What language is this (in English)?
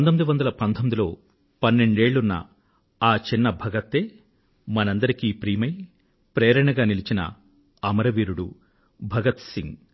Telugu